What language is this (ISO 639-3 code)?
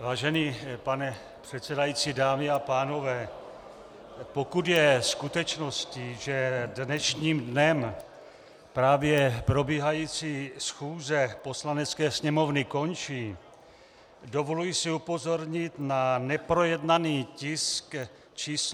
ces